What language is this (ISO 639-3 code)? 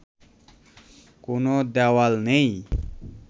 ben